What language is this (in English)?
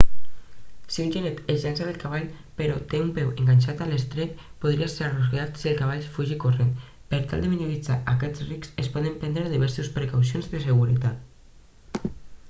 Catalan